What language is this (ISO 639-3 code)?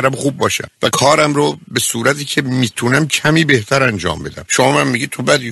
fas